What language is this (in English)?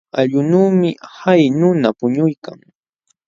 Jauja Wanca Quechua